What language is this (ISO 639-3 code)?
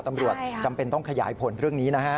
tha